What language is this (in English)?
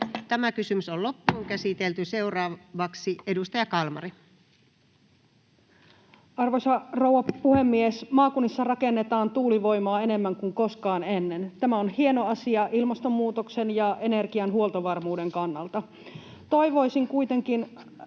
Finnish